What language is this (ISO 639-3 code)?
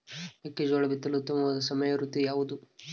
kan